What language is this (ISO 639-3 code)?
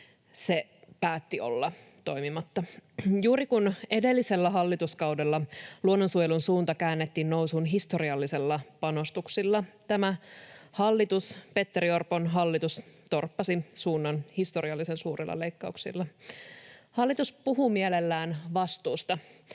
fin